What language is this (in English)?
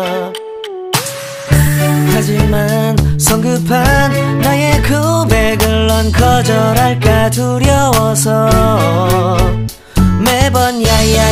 Thai